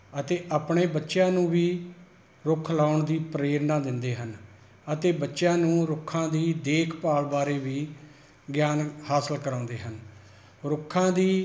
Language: Punjabi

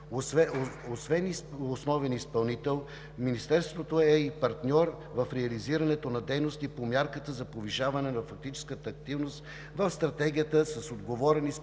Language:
Bulgarian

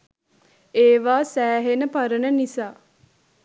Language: Sinhala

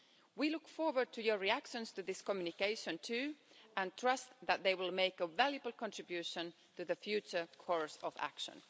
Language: English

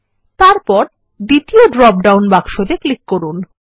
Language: Bangla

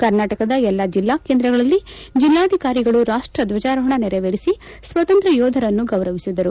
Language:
Kannada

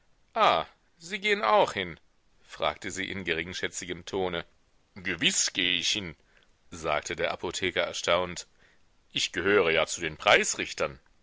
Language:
German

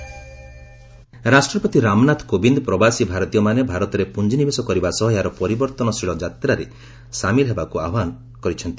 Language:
Odia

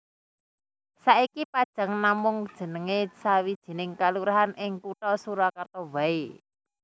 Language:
Javanese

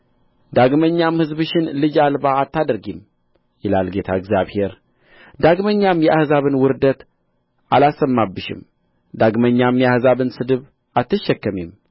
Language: Amharic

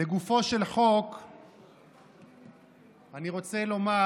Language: Hebrew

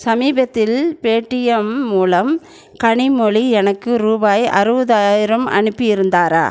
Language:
Tamil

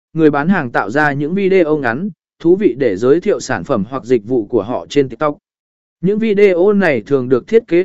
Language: Vietnamese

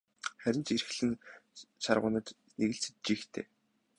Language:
Mongolian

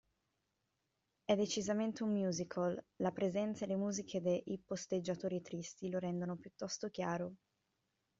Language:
Italian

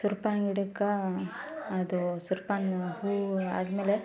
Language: Kannada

